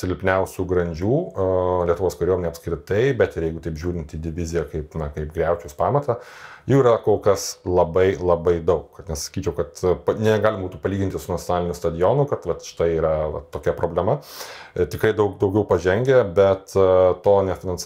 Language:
Lithuanian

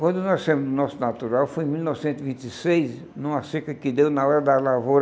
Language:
Portuguese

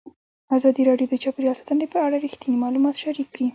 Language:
Pashto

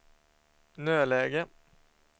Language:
Swedish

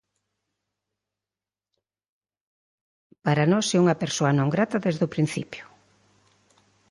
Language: Galician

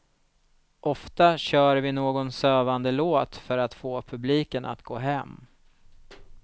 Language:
Swedish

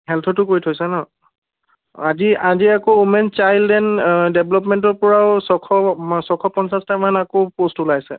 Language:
Assamese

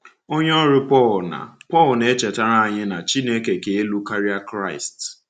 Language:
Igbo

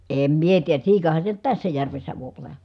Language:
Finnish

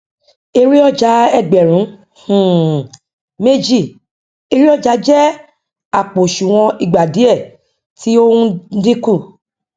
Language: Yoruba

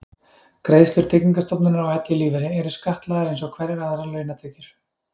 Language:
Icelandic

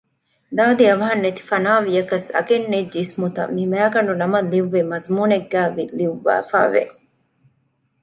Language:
Divehi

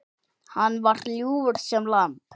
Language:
Icelandic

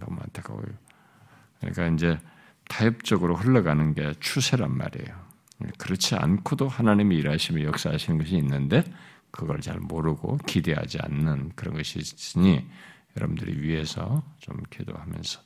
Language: Korean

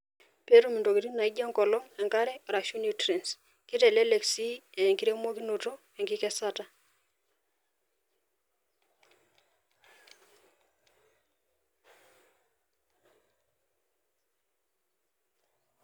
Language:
Masai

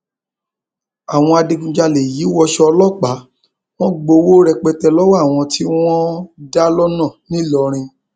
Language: Yoruba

